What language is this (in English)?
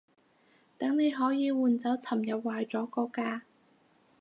Cantonese